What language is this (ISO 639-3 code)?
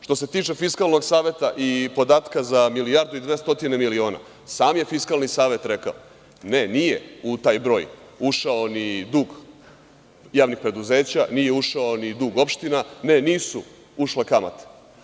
srp